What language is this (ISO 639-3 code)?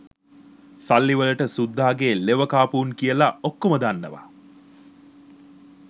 sin